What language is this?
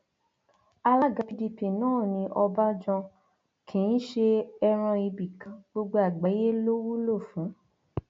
Yoruba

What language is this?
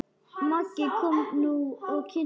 Icelandic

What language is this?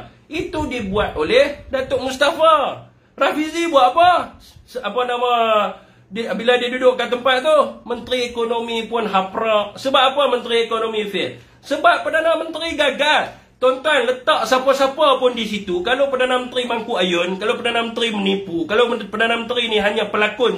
Malay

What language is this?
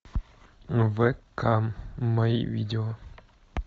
Russian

